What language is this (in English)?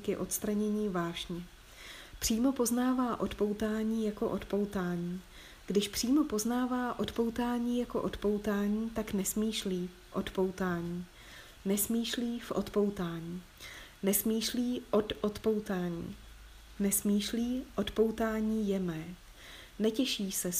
Czech